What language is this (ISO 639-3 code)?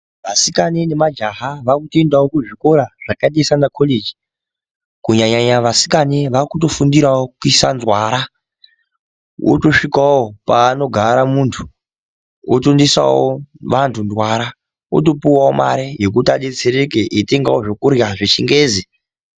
ndc